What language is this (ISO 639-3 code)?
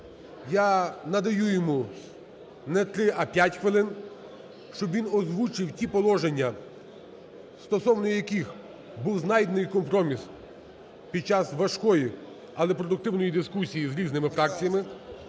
ukr